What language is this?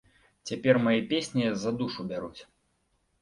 Belarusian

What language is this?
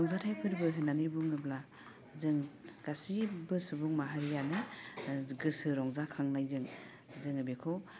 Bodo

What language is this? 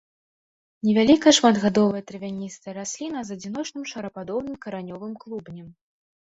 Belarusian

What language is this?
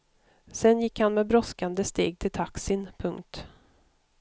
Swedish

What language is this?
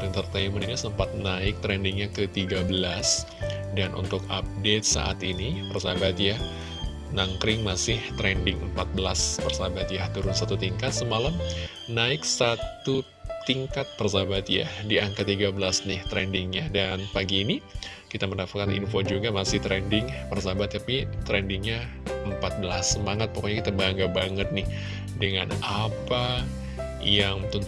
Indonesian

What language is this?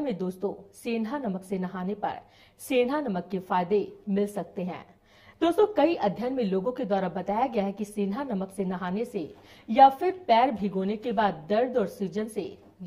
Hindi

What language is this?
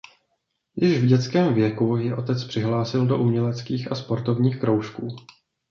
Czech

